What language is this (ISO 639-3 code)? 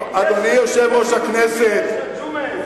heb